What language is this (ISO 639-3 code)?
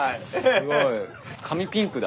jpn